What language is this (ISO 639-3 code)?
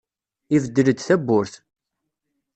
kab